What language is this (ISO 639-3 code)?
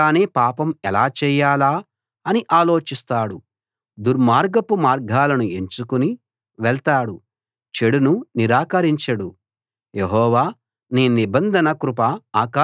tel